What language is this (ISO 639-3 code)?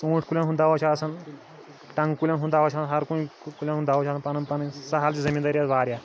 kas